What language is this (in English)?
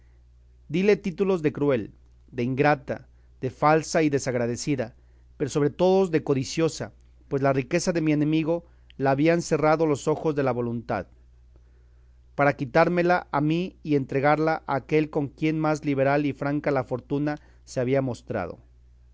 Spanish